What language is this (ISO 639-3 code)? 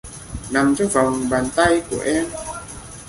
vie